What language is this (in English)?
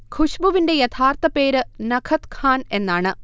Malayalam